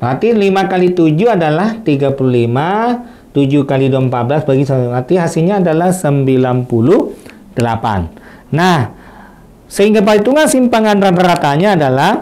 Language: Indonesian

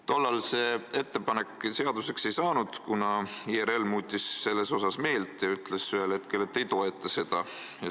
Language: Estonian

